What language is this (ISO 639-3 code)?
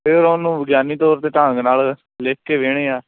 pan